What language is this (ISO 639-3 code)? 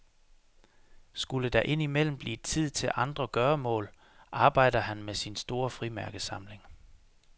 dan